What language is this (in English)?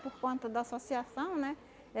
Portuguese